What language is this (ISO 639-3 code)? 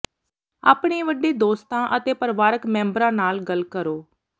pan